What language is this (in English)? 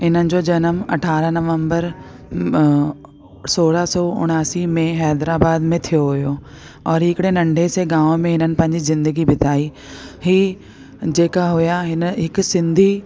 Sindhi